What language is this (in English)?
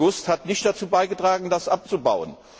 German